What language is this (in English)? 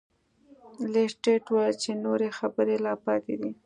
Pashto